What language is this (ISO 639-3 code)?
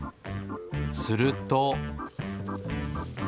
jpn